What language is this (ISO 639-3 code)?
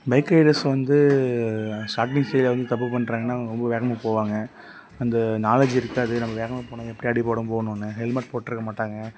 tam